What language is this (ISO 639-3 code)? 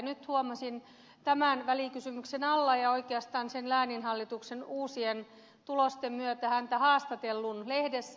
fin